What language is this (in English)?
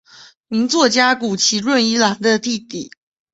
Chinese